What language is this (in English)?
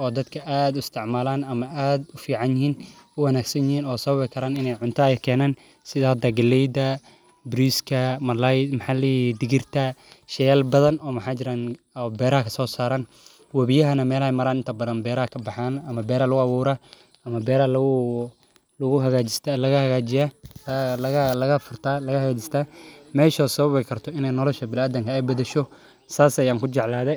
Somali